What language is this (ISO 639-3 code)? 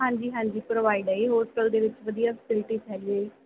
pan